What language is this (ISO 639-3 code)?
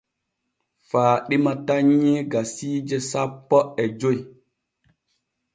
fue